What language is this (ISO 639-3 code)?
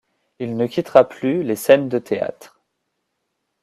fra